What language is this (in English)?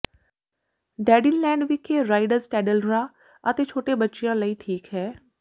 Punjabi